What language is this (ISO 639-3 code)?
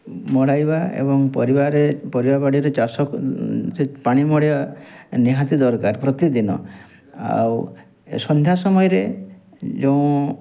ori